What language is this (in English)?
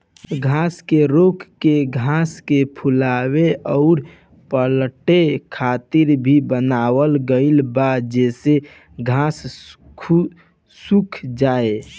Bhojpuri